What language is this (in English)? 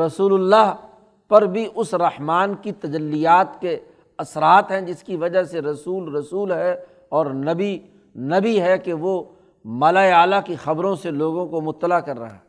Urdu